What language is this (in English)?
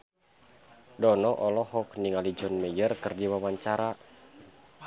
Sundanese